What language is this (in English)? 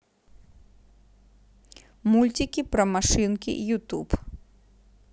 Russian